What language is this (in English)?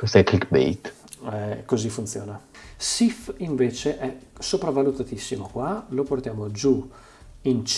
Italian